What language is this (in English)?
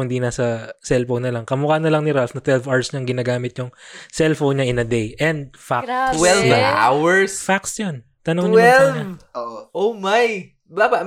Filipino